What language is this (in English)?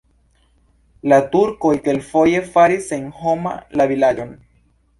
Esperanto